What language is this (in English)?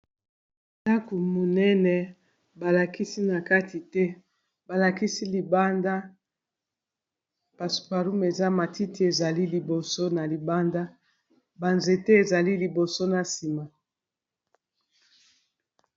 Lingala